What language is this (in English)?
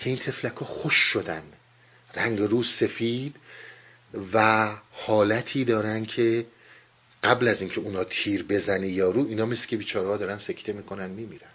Persian